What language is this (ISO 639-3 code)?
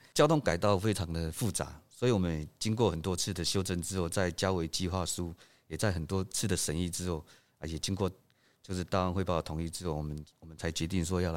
zho